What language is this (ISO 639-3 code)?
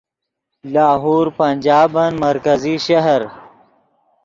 ydg